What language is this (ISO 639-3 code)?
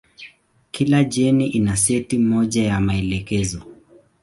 swa